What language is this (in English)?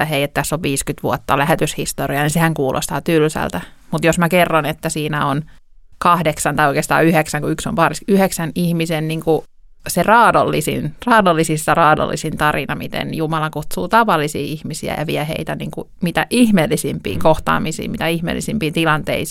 Finnish